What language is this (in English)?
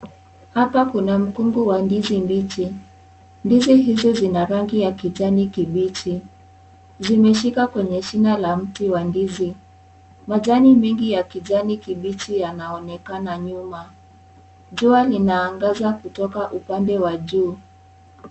Swahili